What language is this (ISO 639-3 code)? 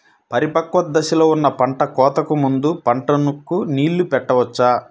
tel